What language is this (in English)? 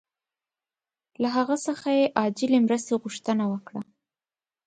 Pashto